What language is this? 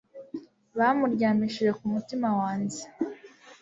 Kinyarwanda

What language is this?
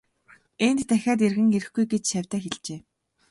Mongolian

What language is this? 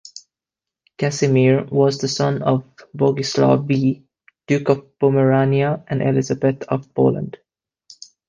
English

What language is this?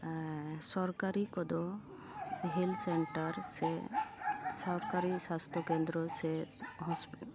Santali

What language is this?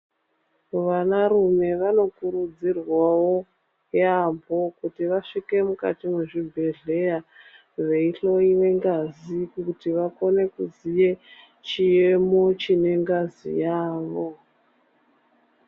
Ndau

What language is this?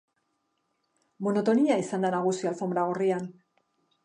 Basque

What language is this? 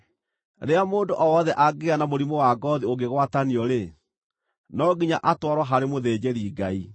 Kikuyu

